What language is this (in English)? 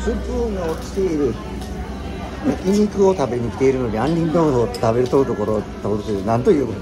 Japanese